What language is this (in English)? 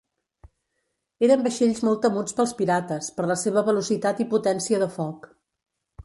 Catalan